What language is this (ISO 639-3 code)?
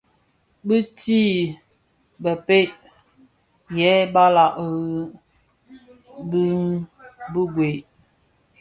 ksf